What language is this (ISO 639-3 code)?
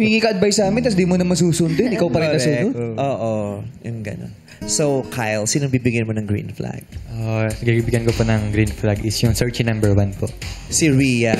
fil